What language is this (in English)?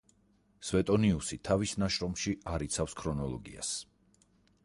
Georgian